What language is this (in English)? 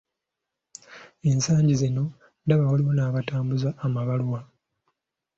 Ganda